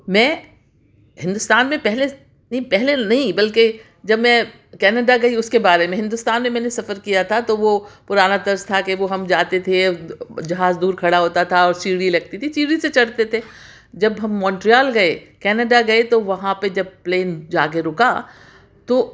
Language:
Urdu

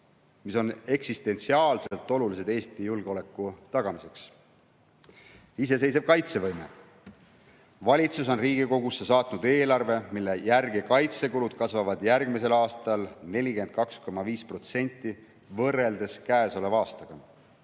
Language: Estonian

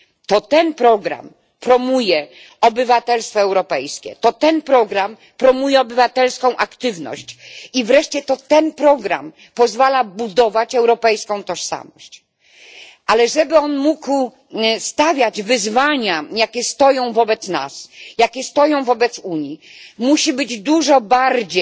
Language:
Polish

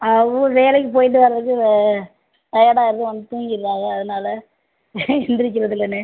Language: Tamil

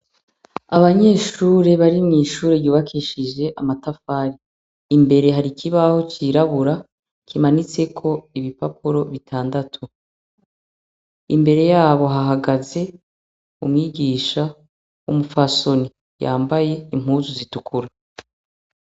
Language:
Rundi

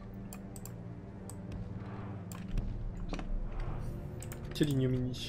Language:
French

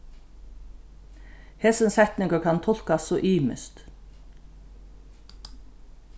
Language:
Faroese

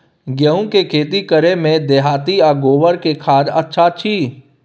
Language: Maithili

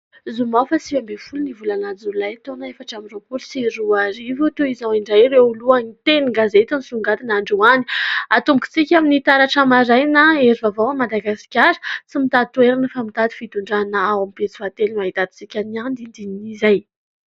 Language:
Malagasy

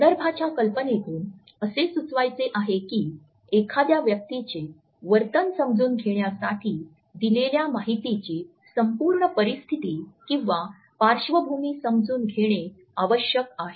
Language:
Marathi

